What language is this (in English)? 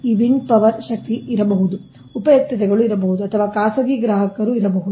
Kannada